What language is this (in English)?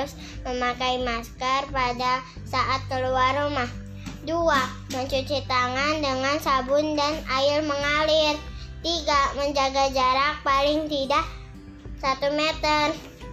Indonesian